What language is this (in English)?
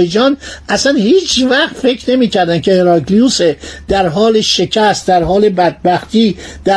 Persian